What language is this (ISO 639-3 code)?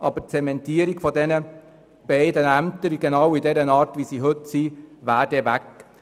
gsw